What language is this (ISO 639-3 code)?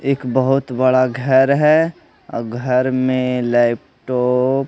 hin